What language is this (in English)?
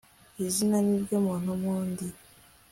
Kinyarwanda